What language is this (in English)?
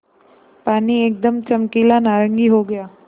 Hindi